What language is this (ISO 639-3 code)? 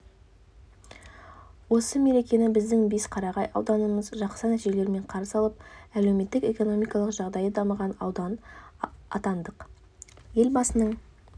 kaz